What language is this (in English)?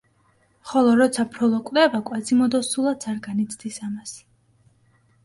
Georgian